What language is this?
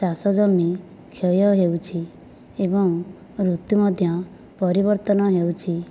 Odia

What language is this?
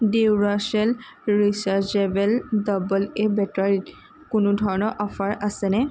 Assamese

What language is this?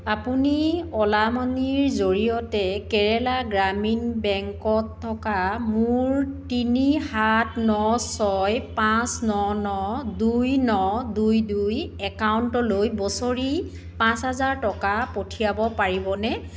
Assamese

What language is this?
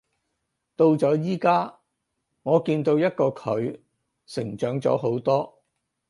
Cantonese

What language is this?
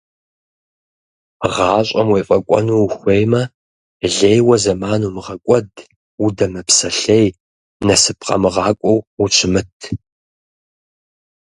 Kabardian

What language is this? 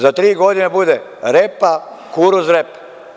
Serbian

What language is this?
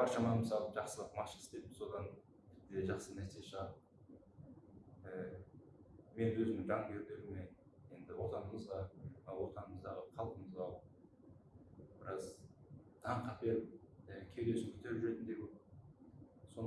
Turkish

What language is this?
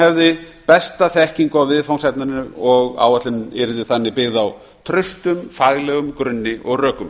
Icelandic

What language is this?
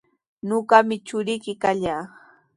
Sihuas Ancash Quechua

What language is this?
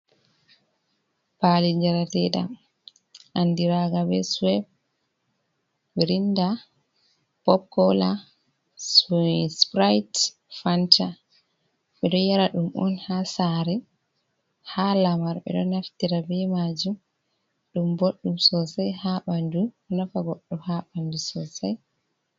Fula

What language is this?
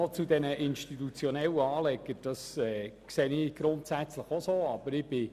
Swiss German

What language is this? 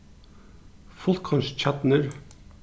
Faroese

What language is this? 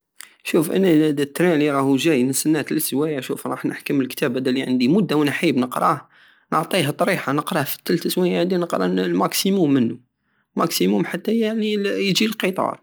Algerian Saharan Arabic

